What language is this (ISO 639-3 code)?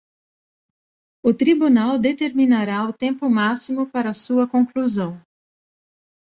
por